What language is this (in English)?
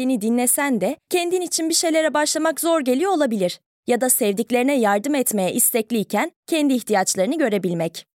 Turkish